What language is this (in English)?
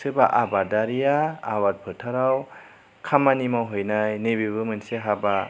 Bodo